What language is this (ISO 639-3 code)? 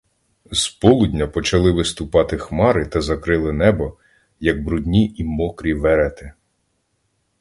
ukr